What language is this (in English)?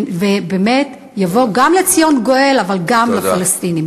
Hebrew